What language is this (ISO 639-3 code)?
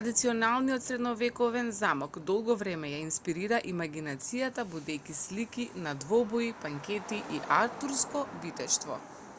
mkd